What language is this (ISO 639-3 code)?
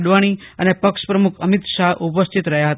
guj